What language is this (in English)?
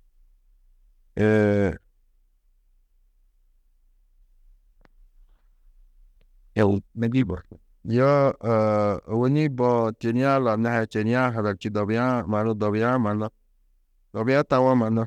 Tedaga